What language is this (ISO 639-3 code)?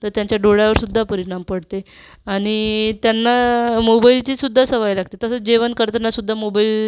mar